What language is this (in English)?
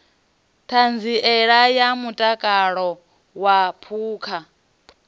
Venda